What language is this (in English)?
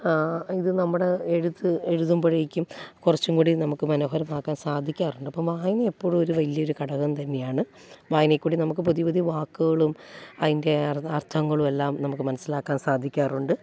Malayalam